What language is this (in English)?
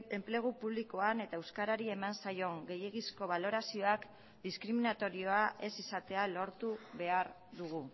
Basque